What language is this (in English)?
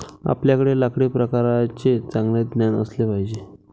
Marathi